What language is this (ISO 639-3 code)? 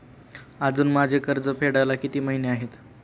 mar